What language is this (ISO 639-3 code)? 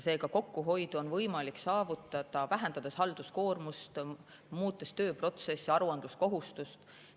est